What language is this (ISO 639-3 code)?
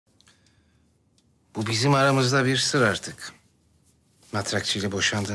tur